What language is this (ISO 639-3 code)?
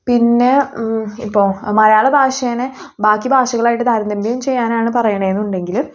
mal